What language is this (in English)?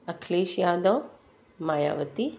Sindhi